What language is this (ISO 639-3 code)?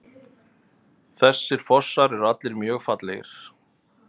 isl